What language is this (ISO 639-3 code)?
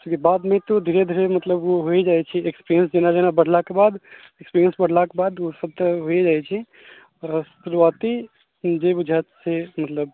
mai